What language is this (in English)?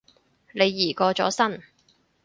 Cantonese